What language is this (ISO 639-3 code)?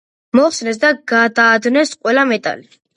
kat